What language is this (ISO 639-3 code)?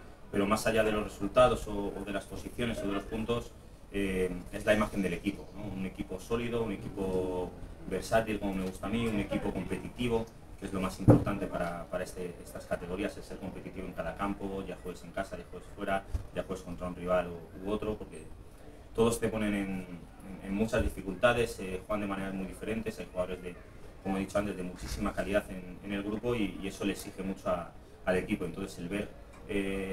spa